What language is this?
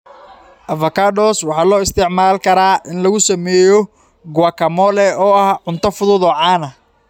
Somali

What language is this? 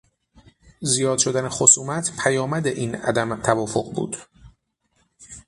Persian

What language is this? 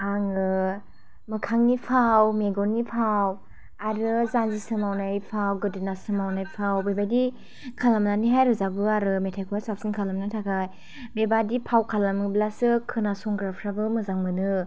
Bodo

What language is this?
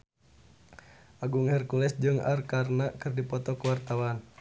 Sundanese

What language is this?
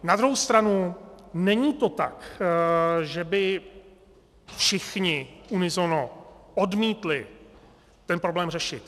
Czech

